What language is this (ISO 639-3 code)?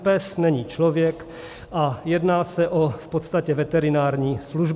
ces